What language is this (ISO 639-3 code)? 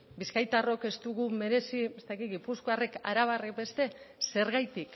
eus